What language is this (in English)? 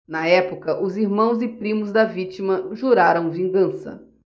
Portuguese